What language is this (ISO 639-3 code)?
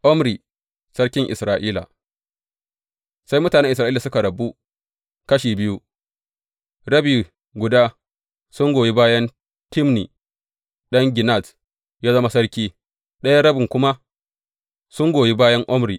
hau